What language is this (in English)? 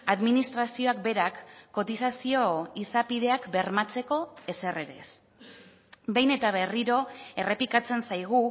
Basque